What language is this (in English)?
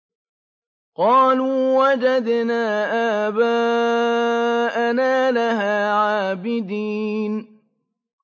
Arabic